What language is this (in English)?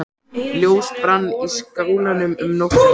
Icelandic